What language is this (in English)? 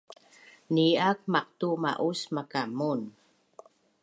Bunun